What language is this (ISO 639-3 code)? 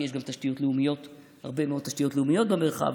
heb